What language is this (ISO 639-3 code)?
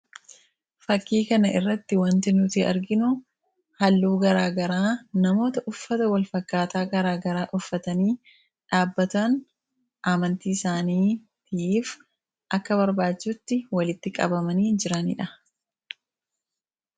orm